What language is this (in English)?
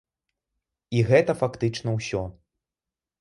Belarusian